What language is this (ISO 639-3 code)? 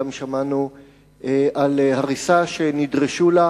heb